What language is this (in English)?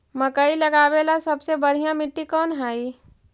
Magahi